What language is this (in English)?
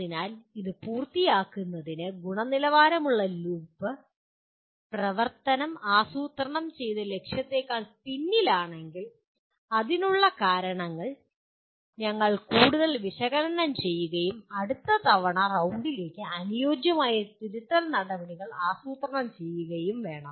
Malayalam